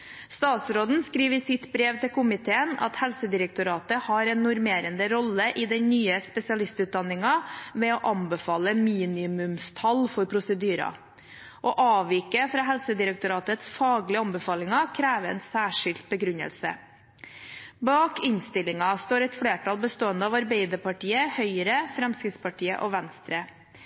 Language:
Norwegian Bokmål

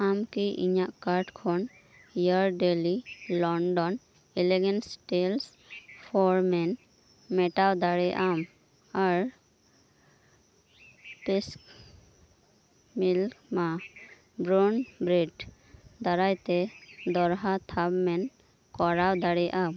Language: Santali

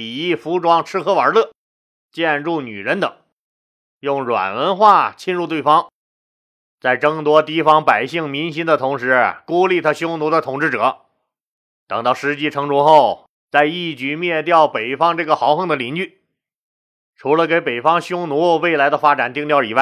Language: Chinese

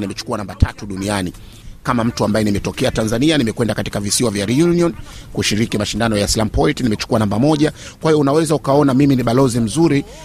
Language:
Swahili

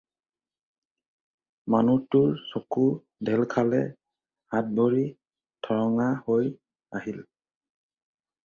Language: Assamese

